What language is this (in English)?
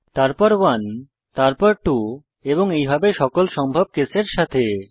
Bangla